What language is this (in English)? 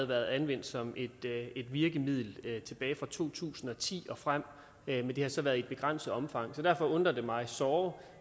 Danish